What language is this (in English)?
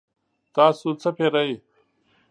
Pashto